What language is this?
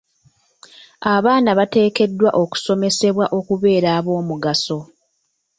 Ganda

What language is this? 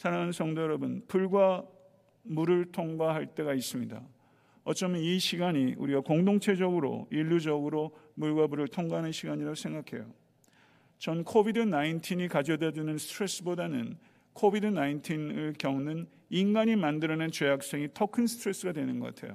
Korean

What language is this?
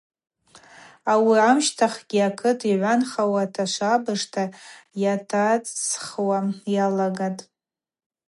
Abaza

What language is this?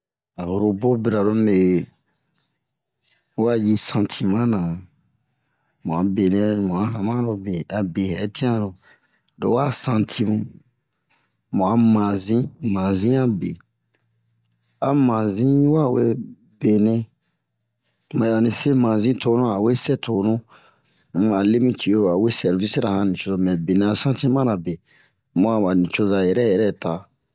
Bomu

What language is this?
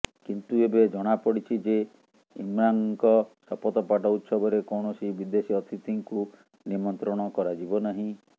Odia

